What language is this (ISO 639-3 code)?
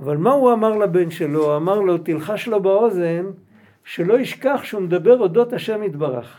heb